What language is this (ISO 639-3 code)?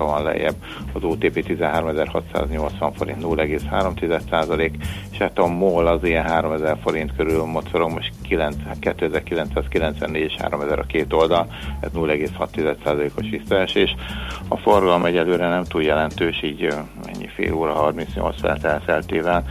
hun